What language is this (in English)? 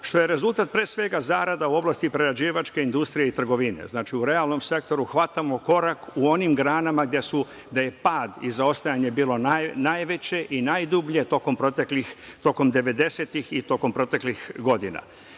Serbian